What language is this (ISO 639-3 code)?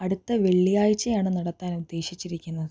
mal